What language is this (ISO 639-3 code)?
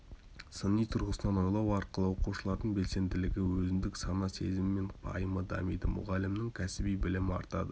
kaz